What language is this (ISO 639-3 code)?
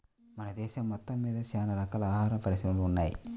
tel